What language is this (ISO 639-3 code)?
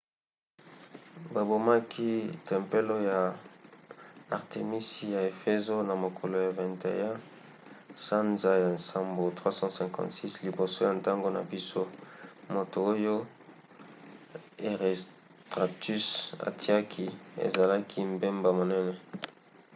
lin